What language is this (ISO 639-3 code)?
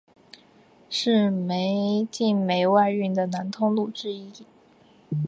zho